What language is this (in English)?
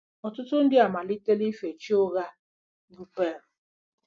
Igbo